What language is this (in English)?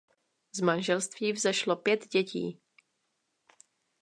Czech